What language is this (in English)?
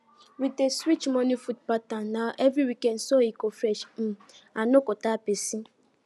Nigerian Pidgin